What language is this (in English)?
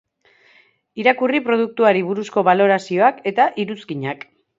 Basque